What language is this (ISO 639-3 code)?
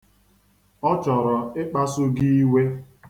ibo